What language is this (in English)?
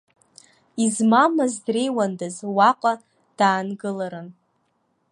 Abkhazian